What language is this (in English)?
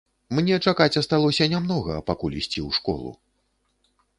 Belarusian